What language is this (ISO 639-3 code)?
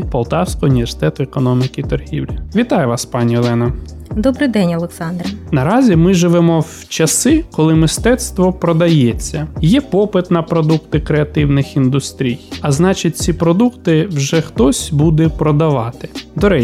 ukr